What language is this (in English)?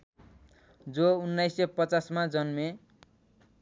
Nepali